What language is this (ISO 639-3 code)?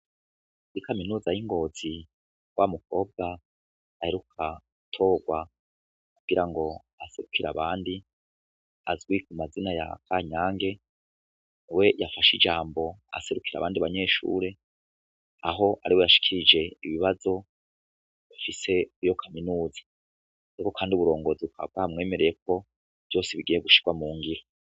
run